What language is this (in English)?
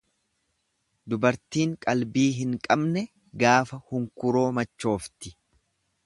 Oromo